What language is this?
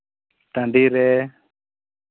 Santali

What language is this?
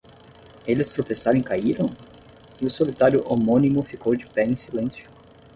Portuguese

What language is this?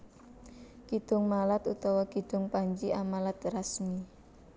Javanese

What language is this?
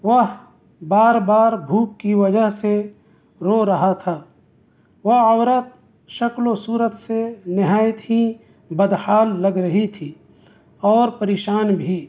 Urdu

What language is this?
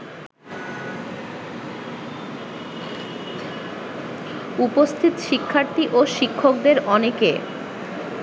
Bangla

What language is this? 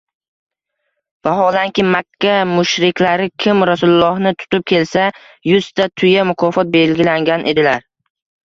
Uzbek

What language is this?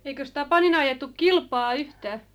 Finnish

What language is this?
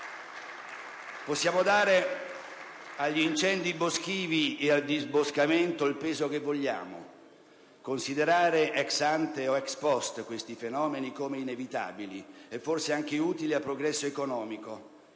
Italian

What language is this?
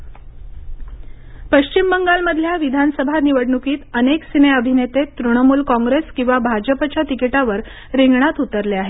Marathi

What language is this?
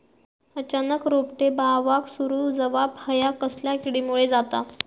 Marathi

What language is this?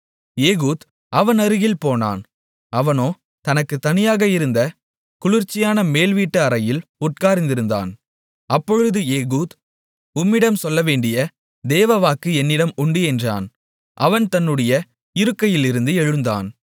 Tamil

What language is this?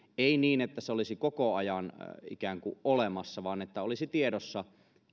Finnish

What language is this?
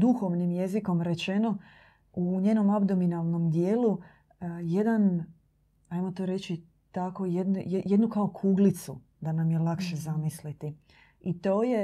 Croatian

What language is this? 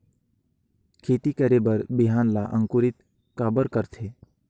Chhattisgarhi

